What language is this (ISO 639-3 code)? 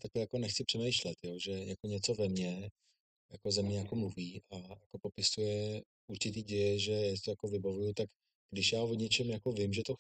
ces